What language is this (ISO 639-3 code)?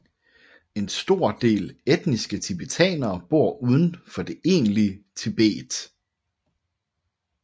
dan